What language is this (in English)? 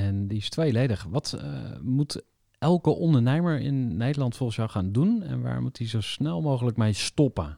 Dutch